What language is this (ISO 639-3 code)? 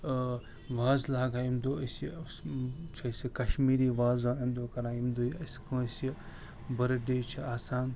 kas